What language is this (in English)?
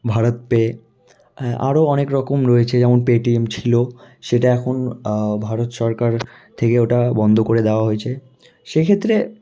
Bangla